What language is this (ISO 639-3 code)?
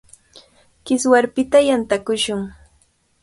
qvl